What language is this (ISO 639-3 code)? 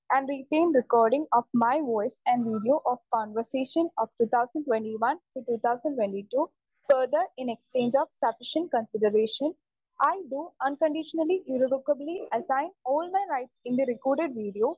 mal